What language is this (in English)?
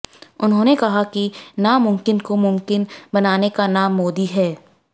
Hindi